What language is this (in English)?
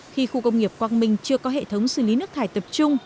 Vietnamese